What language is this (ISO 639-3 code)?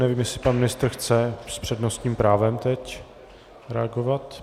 ces